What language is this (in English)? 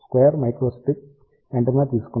Telugu